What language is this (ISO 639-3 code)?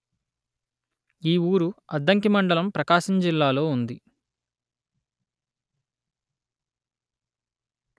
tel